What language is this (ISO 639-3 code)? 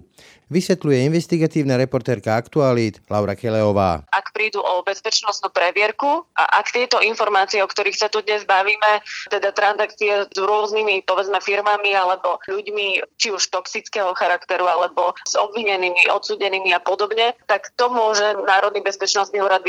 slk